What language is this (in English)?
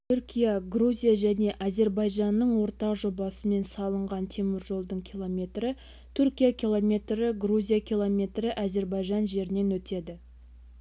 Kazakh